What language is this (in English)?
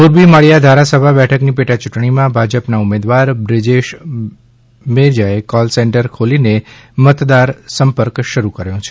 Gujarati